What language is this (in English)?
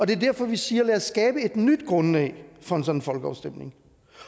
Danish